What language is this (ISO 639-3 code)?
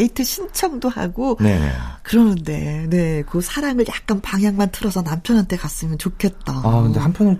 kor